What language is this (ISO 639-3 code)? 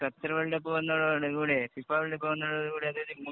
mal